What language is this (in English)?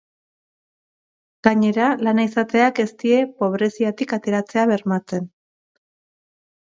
Basque